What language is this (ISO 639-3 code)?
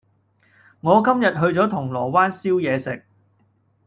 yue